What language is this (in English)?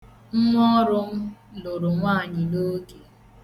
Igbo